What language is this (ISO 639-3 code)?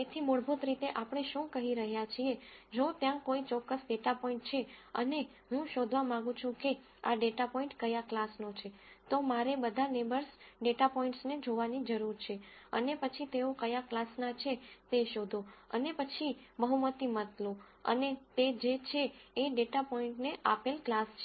guj